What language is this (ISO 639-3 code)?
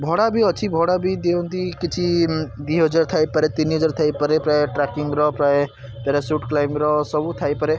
ori